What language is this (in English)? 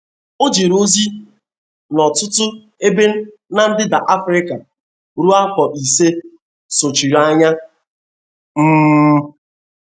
Igbo